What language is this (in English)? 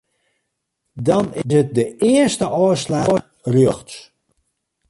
Western Frisian